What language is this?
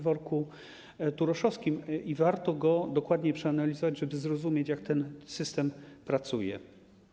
Polish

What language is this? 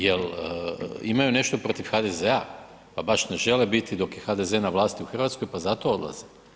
Croatian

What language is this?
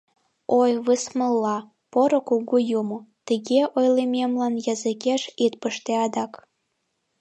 Mari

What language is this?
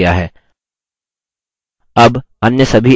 Hindi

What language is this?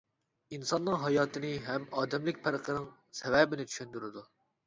Uyghur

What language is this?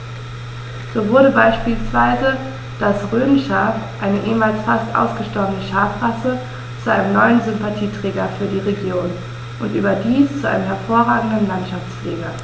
German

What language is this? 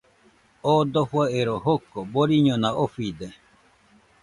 Nüpode Huitoto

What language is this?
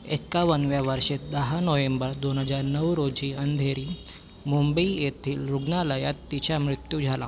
Marathi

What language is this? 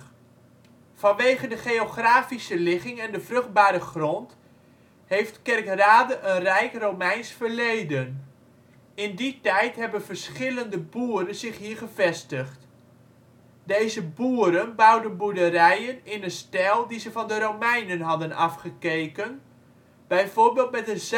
Dutch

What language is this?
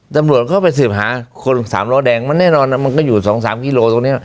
Thai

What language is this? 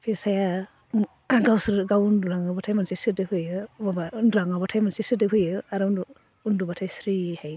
Bodo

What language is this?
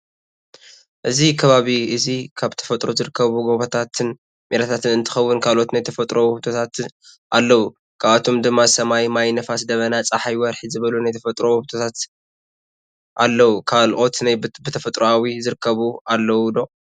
Tigrinya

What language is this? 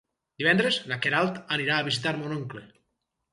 Catalan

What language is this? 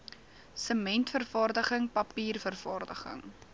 Afrikaans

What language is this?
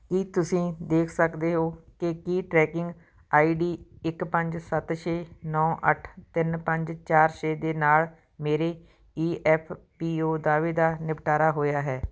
Punjabi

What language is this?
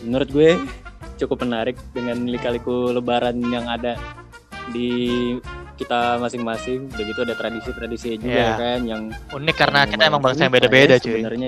Indonesian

